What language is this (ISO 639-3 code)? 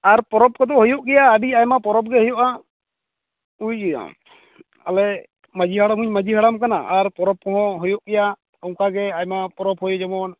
sat